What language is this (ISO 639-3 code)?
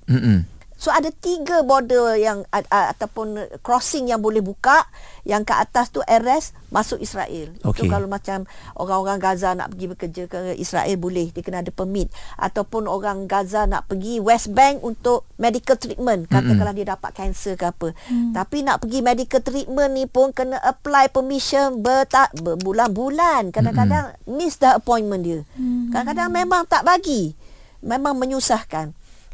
msa